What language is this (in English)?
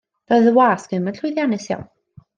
Welsh